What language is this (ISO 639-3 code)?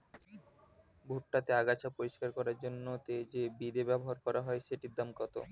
ben